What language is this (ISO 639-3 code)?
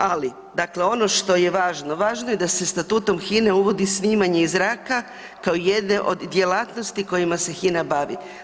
hrv